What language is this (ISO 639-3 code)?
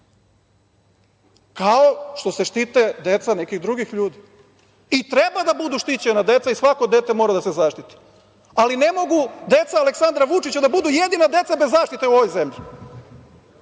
srp